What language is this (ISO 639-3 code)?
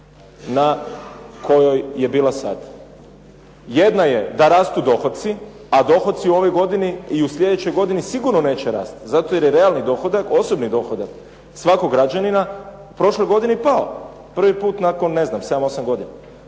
hrv